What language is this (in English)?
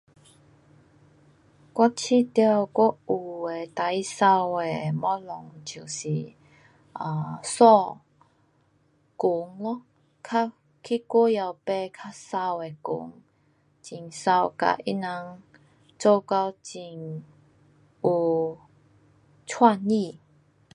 Pu-Xian Chinese